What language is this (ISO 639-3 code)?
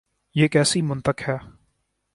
urd